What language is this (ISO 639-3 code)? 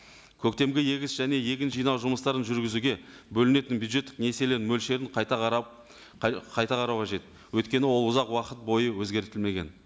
kaz